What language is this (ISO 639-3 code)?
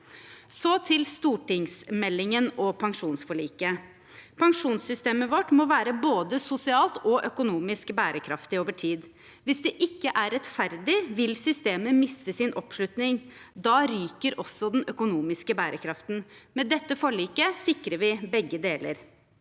nor